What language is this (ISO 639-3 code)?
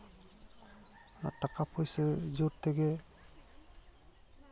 sat